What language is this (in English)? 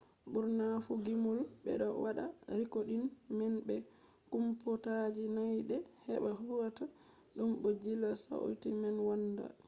Fula